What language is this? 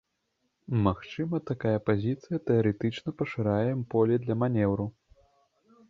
Belarusian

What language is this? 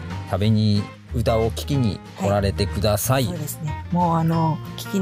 Japanese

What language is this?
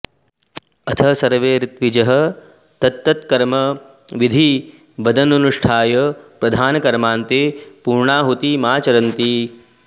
Sanskrit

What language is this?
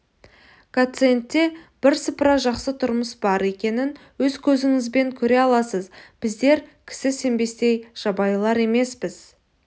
Kazakh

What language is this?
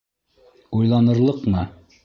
Bashkir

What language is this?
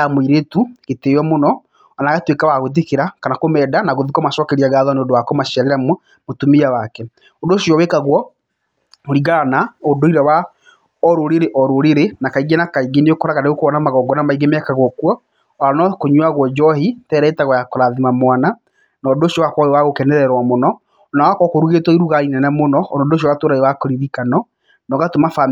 Kikuyu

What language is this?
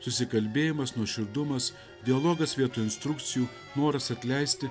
Lithuanian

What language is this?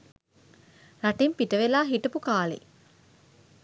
Sinhala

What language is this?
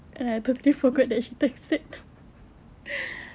English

